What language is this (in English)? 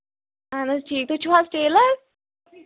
Kashmiri